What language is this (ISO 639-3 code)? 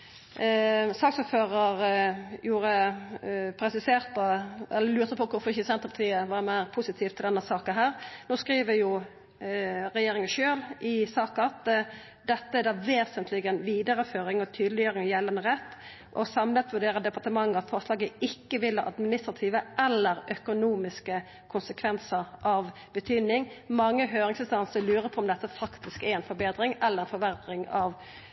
nno